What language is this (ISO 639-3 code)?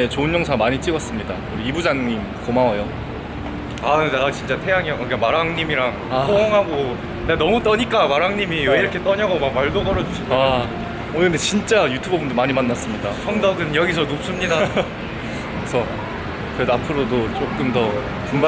kor